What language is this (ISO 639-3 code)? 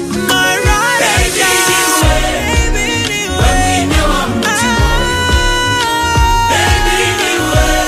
eng